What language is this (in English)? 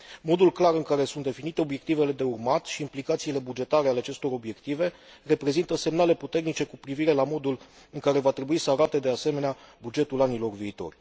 Romanian